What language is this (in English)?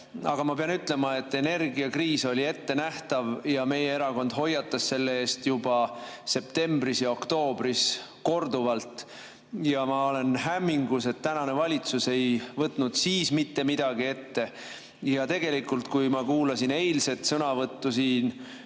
Estonian